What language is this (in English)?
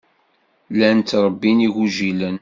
Kabyle